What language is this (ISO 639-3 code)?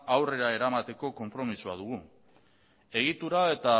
eus